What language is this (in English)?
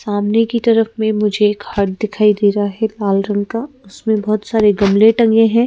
Hindi